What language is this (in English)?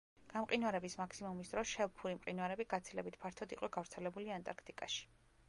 Georgian